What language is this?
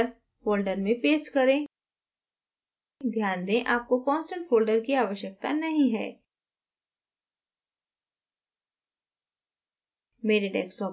Hindi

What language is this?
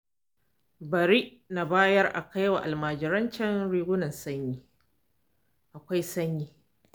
Hausa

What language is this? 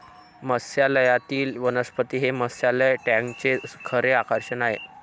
Marathi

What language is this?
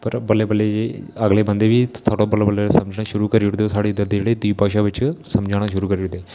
Dogri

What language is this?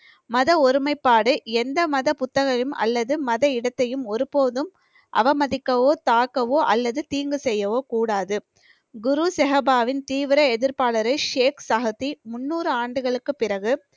Tamil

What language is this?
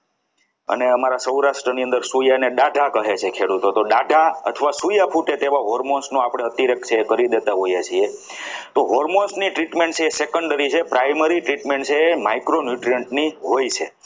Gujarati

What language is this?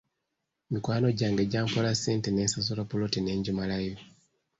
Ganda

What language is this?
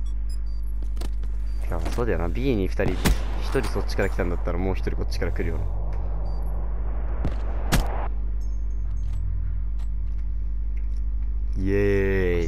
Japanese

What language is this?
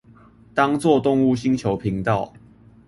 Chinese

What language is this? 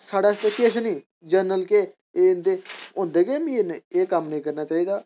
Dogri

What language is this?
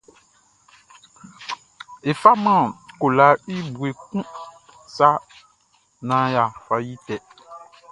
Baoulé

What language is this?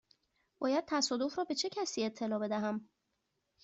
Persian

